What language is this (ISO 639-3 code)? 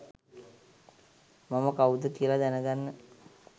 sin